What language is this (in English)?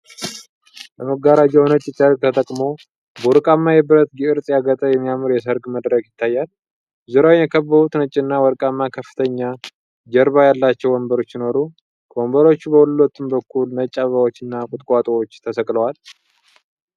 Amharic